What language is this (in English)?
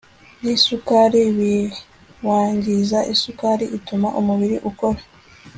Kinyarwanda